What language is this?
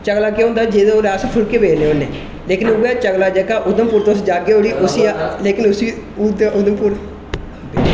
Dogri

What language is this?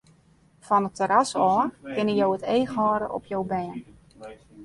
Western Frisian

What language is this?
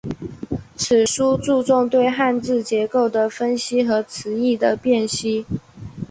Chinese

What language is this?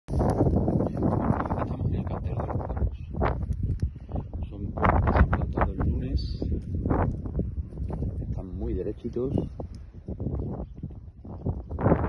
Spanish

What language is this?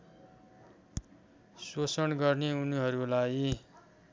Nepali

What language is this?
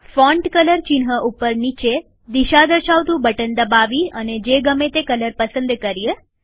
Gujarati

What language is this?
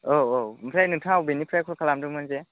Bodo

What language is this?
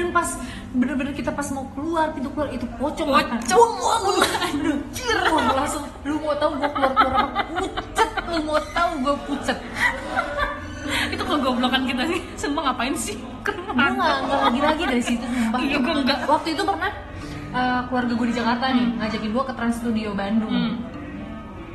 Indonesian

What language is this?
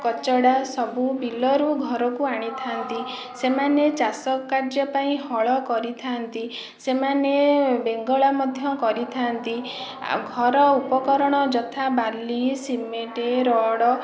Odia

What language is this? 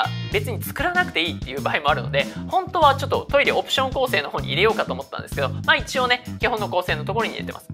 Japanese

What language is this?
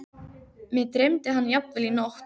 Icelandic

